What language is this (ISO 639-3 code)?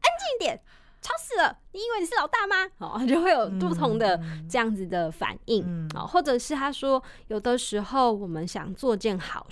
zho